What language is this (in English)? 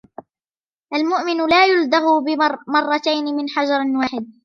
Arabic